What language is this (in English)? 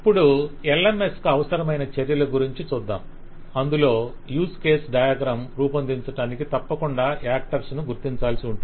Telugu